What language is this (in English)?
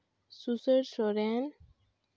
Santali